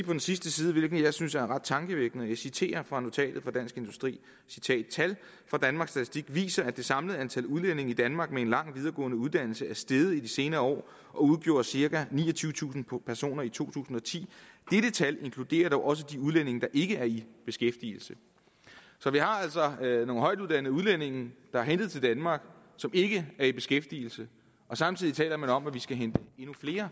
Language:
Danish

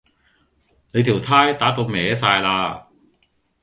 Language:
Cantonese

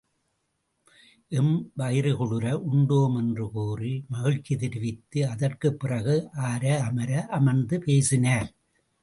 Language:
Tamil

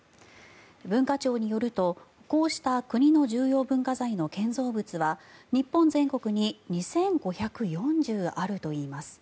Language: Japanese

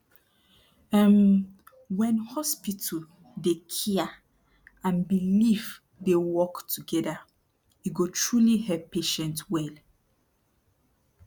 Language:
Nigerian Pidgin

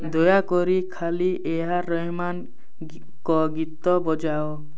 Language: Odia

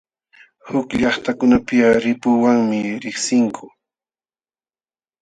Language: Jauja Wanca Quechua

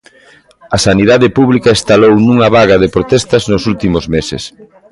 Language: Galician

